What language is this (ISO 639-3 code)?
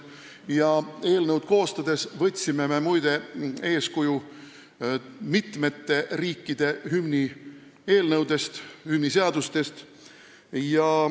est